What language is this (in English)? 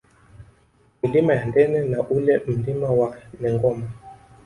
Swahili